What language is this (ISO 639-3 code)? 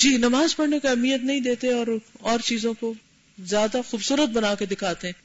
urd